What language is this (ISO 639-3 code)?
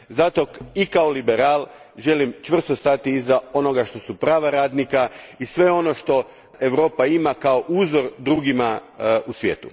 hrv